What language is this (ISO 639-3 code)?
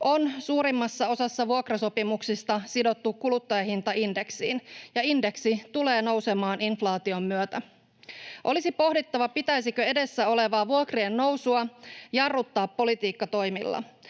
fin